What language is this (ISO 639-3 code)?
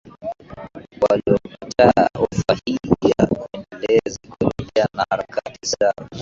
swa